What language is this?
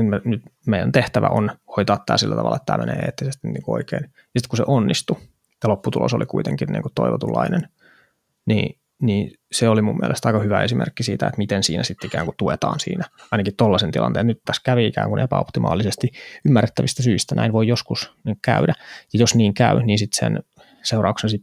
Finnish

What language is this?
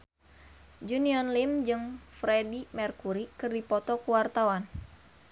Sundanese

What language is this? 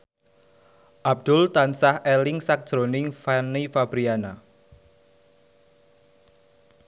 Javanese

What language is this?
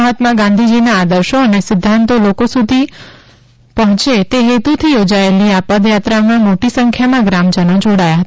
Gujarati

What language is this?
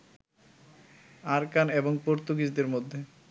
Bangla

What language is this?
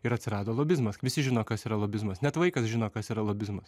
Lithuanian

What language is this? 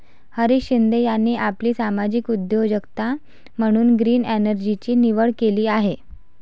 Marathi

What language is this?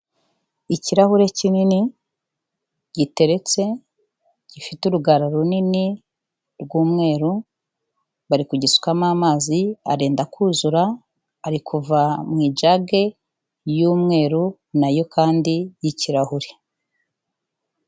Kinyarwanda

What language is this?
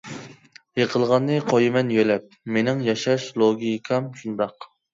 Uyghur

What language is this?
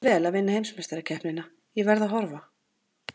Icelandic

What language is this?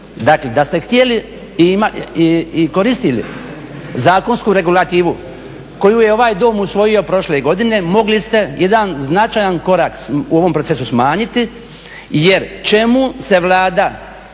Croatian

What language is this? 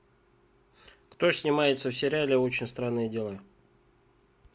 Russian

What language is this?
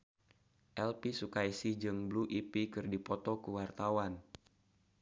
Sundanese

